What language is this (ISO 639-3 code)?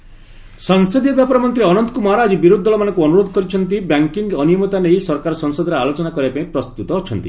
ori